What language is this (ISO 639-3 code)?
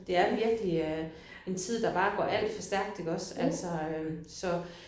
dan